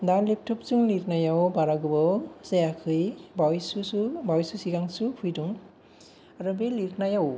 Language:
Bodo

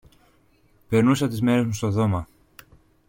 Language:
Greek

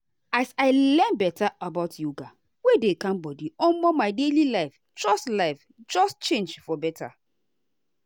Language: Nigerian Pidgin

